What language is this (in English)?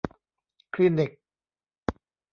Thai